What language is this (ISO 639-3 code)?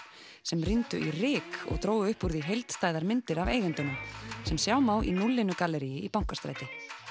isl